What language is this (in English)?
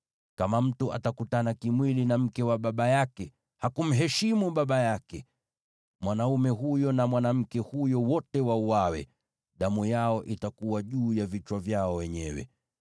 Swahili